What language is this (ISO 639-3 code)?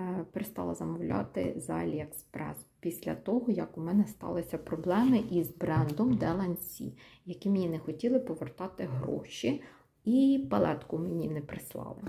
ukr